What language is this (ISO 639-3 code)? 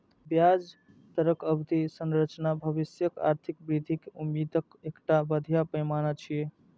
mai